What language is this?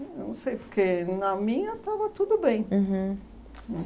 Portuguese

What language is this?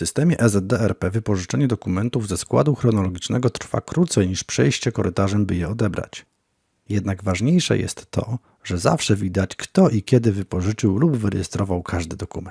Polish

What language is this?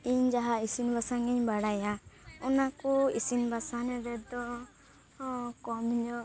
Santali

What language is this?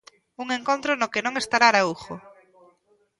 Galician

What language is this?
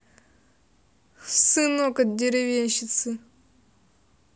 Russian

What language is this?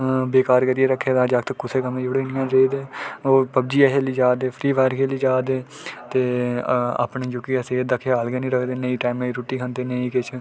Dogri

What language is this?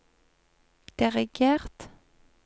Norwegian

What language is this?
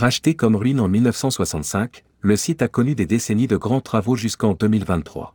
French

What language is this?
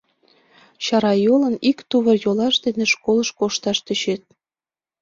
Mari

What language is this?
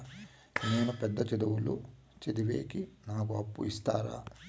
Telugu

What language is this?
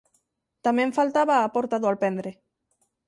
Galician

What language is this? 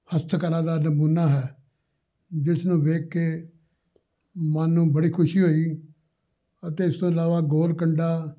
Punjabi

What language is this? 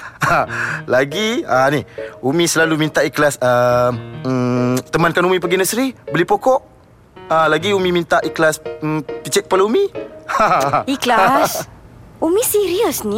Malay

